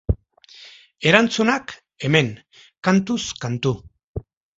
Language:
Basque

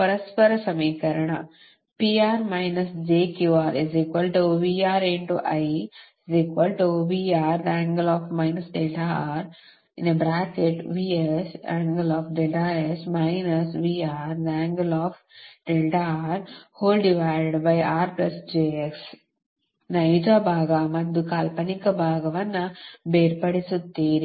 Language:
Kannada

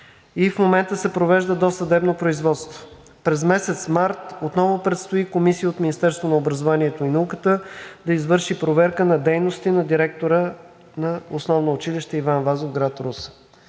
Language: Bulgarian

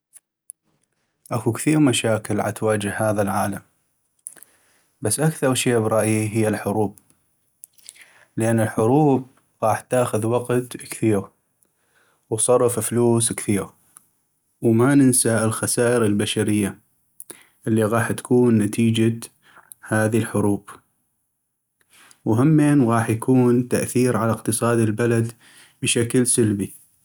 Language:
North Mesopotamian Arabic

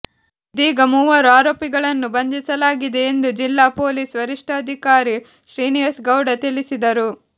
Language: Kannada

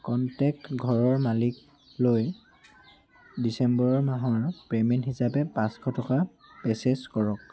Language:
Assamese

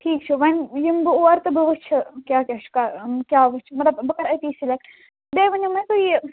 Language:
Kashmiri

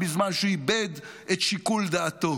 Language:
Hebrew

